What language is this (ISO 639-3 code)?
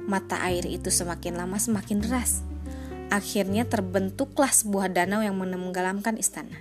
ind